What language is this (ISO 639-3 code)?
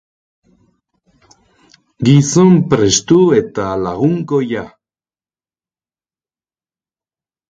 eus